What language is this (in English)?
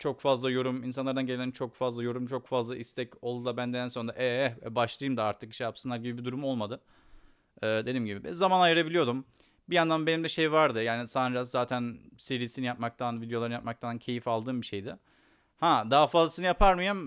Turkish